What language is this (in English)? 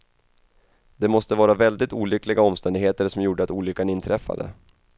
Swedish